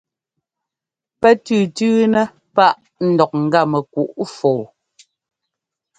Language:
Ngomba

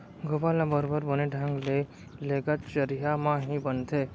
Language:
Chhattisgarhi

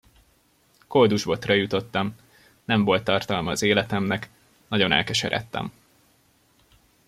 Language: Hungarian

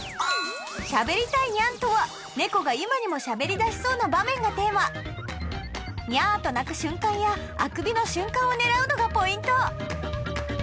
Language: Japanese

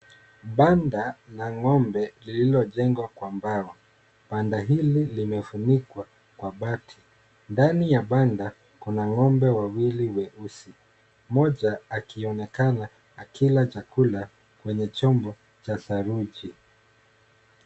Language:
Swahili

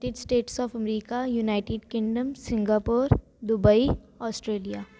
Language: Sindhi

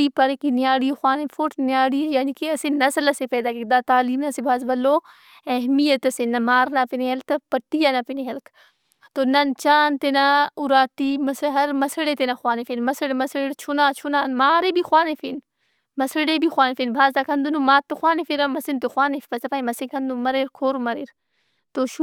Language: Brahui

